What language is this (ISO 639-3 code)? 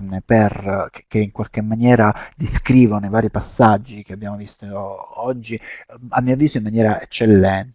ita